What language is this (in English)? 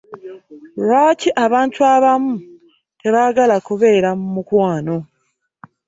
Ganda